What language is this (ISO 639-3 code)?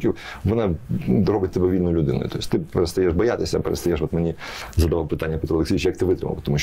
ukr